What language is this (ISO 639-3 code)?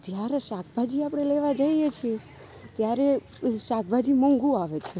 guj